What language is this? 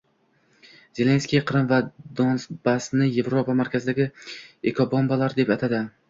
Uzbek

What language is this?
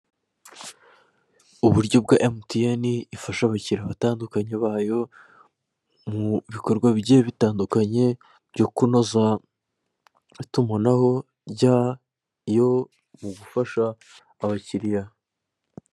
Kinyarwanda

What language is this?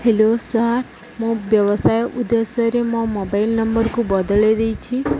Odia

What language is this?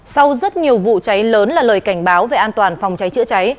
Vietnamese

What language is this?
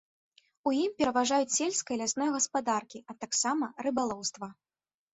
Belarusian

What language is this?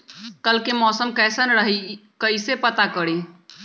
Magahi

